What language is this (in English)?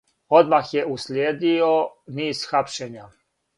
Serbian